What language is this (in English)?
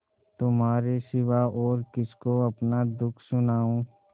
Hindi